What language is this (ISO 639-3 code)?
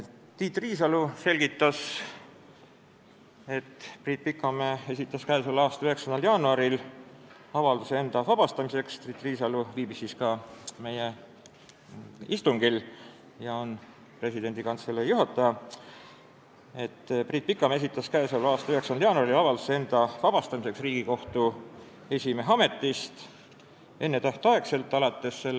est